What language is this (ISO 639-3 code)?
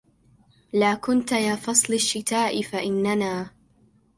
ara